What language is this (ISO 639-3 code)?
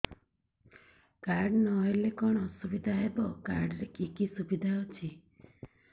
ori